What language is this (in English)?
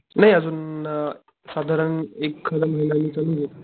Marathi